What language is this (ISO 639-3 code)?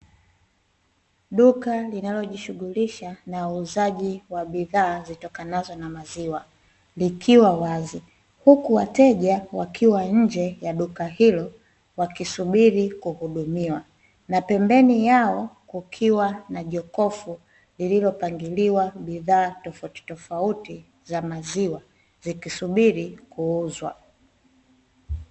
swa